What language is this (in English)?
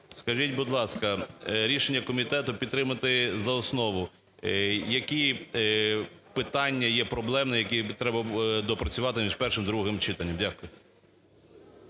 Ukrainian